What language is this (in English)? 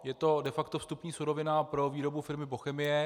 Czech